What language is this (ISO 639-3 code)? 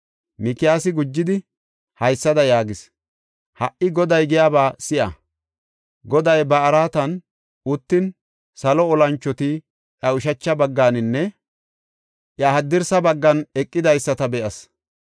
gof